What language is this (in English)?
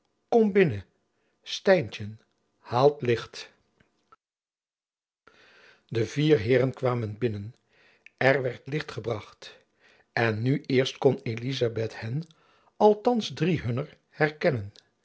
Dutch